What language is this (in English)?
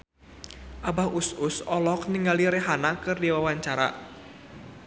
Sundanese